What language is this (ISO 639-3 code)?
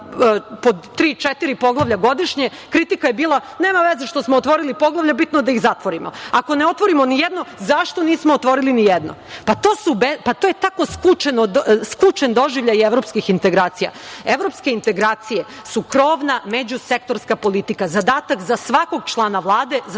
srp